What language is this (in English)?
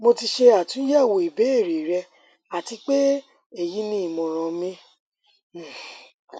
Yoruba